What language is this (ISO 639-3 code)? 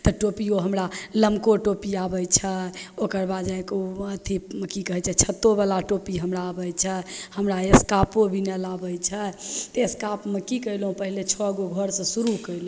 mai